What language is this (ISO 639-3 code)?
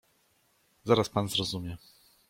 pol